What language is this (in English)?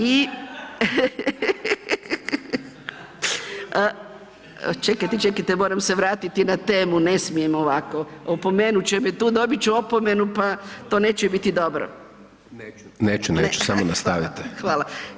Croatian